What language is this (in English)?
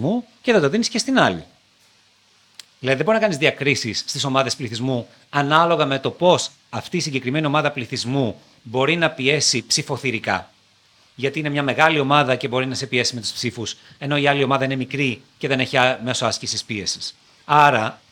Greek